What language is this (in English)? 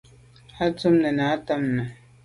Medumba